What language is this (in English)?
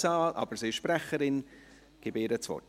Swiss German